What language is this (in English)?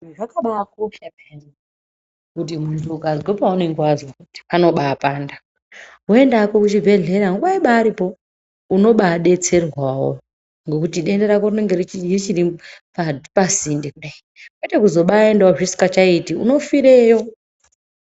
Ndau